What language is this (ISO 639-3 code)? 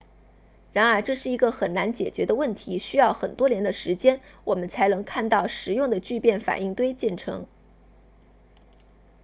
zho